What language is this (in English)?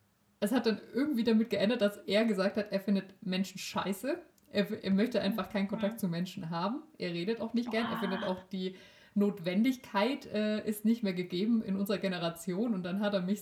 German